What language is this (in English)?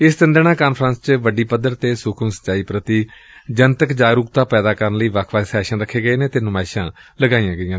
Punjabi